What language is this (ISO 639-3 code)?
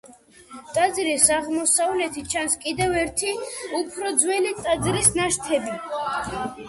kat